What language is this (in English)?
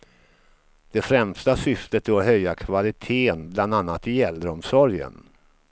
Swedish